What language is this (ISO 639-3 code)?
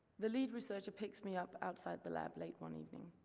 eng